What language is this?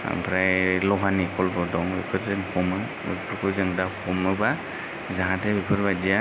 Bodo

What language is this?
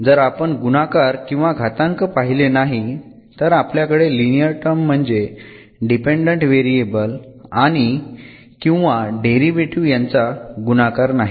Marathi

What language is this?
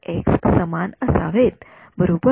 Marathi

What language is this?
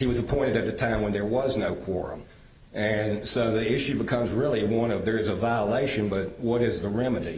English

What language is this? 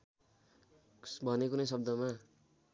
Nepali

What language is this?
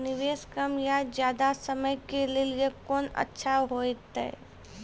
Maithili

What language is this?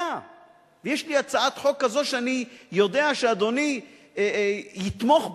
Hebrew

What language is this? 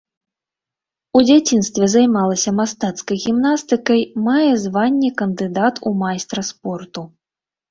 Belarusian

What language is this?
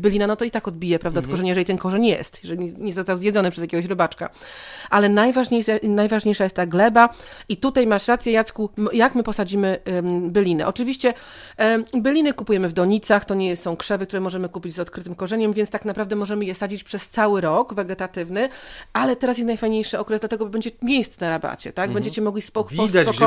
Polish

